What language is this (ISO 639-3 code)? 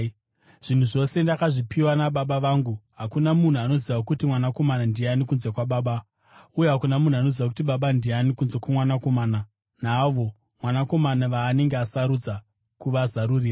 sna